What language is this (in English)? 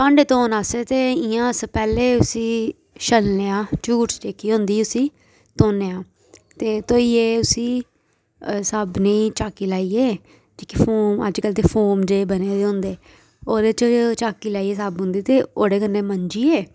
Dogri